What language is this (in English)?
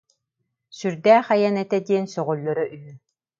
Yakut